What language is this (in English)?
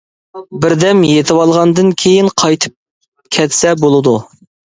Uyghur